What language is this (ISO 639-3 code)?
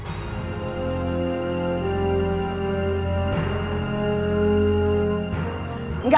ind